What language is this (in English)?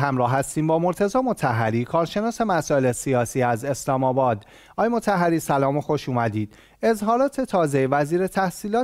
Persian